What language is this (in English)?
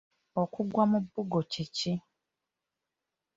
Ganda